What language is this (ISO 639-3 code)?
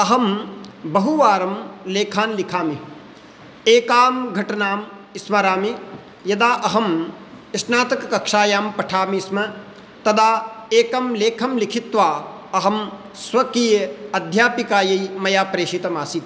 san